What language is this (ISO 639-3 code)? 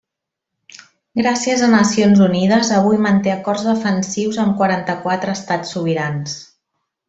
cat